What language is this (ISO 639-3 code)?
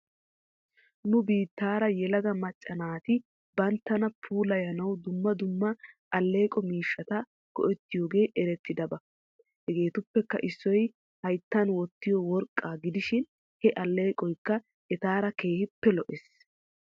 wal